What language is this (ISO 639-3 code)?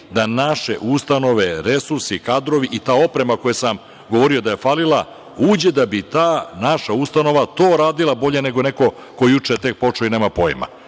srp